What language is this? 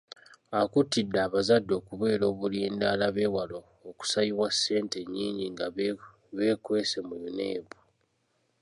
Ganda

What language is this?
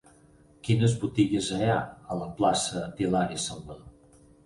Catalan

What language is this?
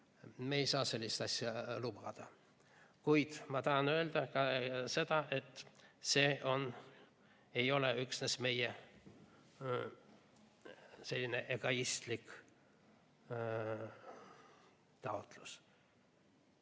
Estonian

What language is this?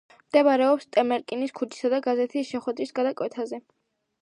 Georgian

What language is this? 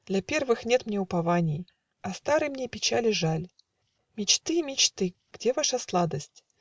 Russian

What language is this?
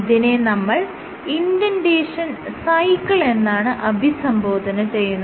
Malayalam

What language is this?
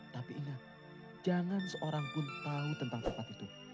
Indonesian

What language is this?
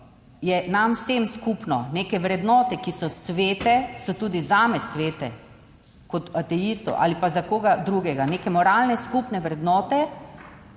Slovenian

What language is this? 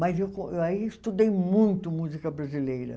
Portuguese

